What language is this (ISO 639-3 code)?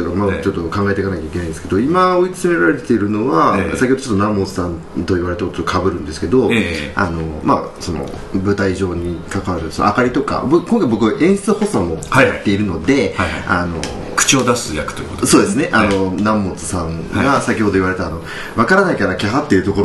jpn